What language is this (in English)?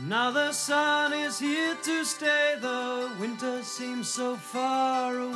Persian